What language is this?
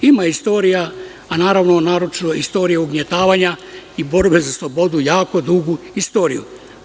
Serbian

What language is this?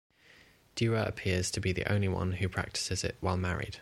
English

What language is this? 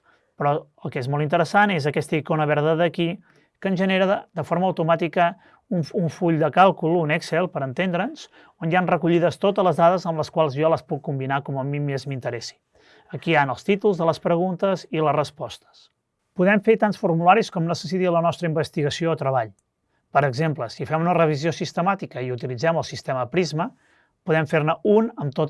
Catalan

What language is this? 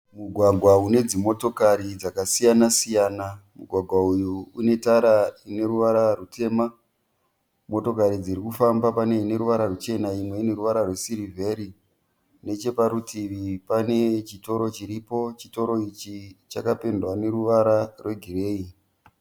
Shona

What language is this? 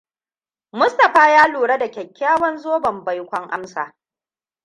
Hausa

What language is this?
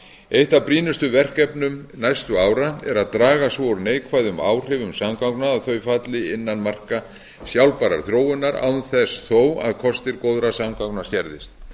Icelandic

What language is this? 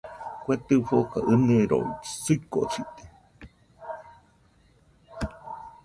Nüpode Huitoto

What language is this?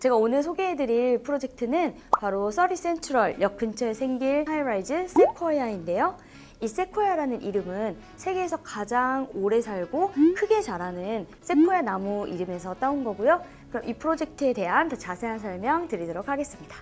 Korean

